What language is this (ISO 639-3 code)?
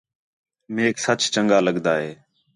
xhe